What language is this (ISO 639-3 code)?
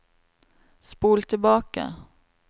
nor